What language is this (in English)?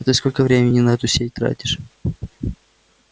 Russian